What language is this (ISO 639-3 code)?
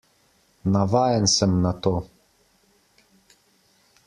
slv